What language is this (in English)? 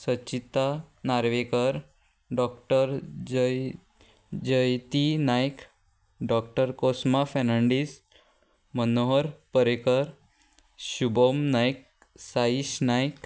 Konkani